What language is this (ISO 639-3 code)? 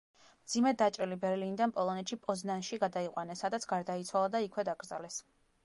kat